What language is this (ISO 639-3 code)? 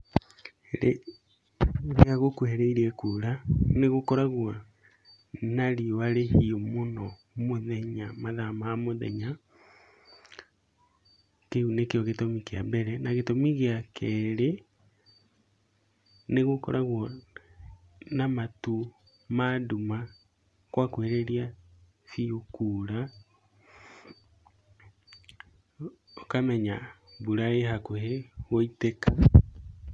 kik